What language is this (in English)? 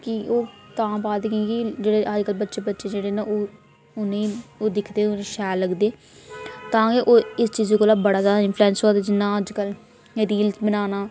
Dogri